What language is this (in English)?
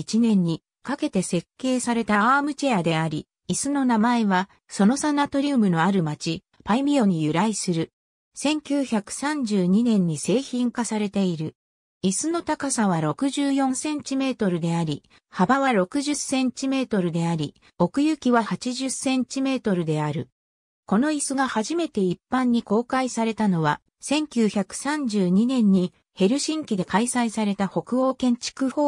Japanese